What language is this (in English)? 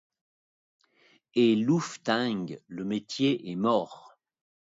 French